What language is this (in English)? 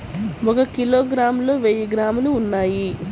Telugu